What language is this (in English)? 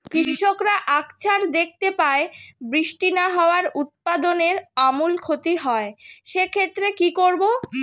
Bangla